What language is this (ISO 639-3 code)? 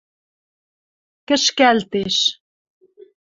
mrj